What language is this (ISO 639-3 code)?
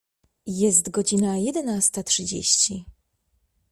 pol